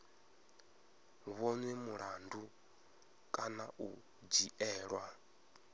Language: Venda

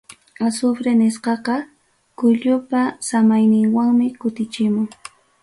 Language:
Ayacucho Quechua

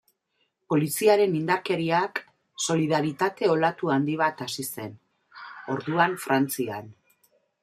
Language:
Basque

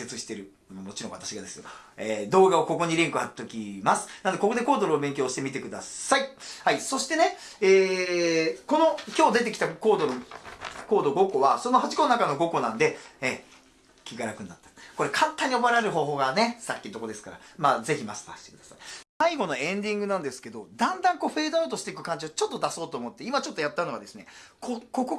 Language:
Japanese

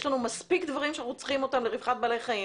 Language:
Hebrew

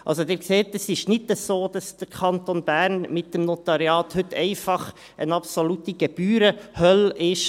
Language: Swiss German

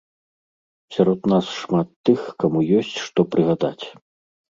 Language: Belarusian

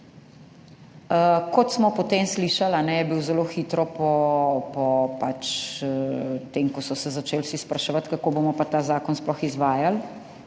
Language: Slovenian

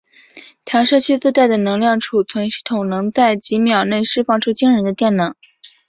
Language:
Chinese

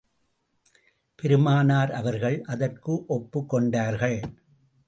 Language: Tamil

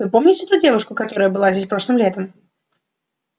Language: Russian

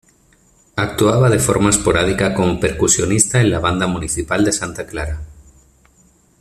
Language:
Spanish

